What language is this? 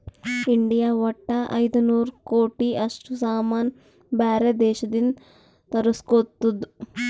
Kannada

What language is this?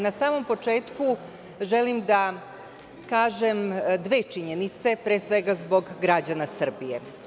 Serbian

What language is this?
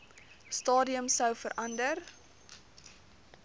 Afrikaans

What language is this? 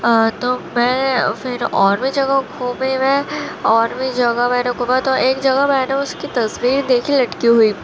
Urdu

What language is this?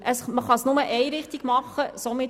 Swiss German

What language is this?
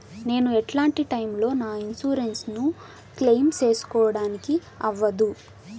Telugu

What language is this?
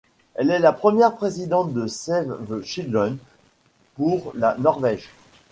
French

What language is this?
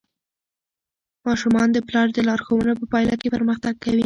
Pashto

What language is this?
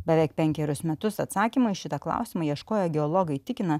Lithuanian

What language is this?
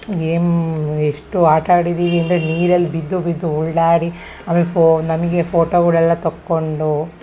Kannada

